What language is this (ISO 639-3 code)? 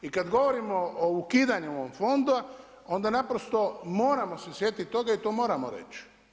hrv